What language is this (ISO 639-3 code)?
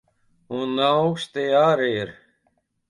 lav